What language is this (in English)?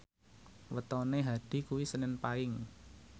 Javanese